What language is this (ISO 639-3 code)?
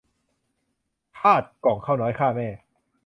tha